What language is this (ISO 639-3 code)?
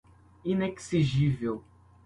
por